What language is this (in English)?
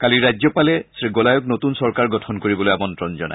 Assamese